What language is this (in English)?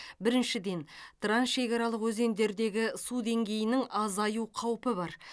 Kazakh